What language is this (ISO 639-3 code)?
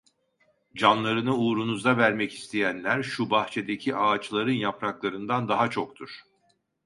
tur